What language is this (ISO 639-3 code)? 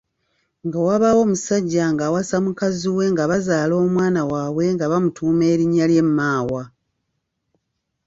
lug